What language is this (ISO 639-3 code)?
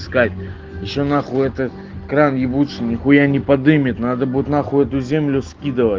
rus